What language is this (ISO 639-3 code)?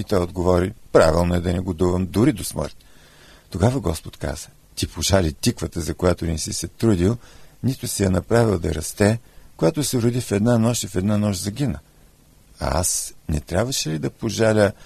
bul